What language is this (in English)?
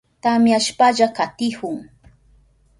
Southern Pastaza Quechua